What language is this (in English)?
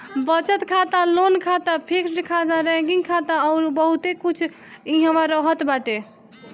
Bhojpuri